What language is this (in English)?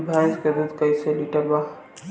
Bhojpuri